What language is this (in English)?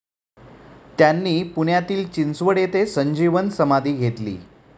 Marathi